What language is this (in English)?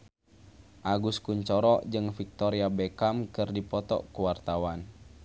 Sundanese